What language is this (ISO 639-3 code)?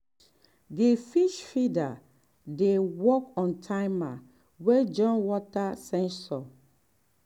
pcm